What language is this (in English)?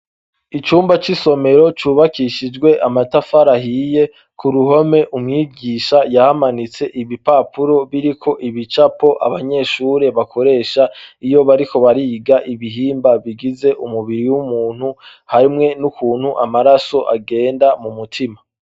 Rundi